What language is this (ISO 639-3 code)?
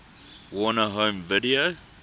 eng